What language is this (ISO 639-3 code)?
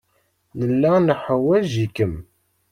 kab